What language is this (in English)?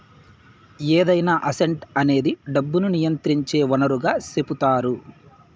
Telugu